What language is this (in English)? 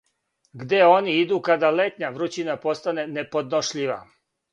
Serbian